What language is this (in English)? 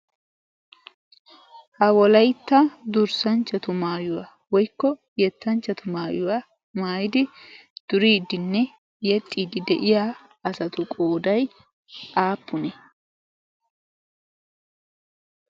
Wolaytta